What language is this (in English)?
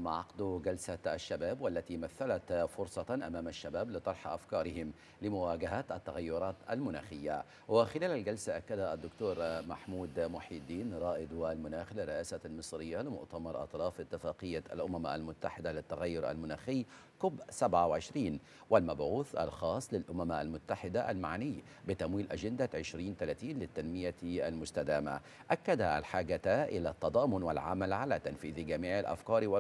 Arabic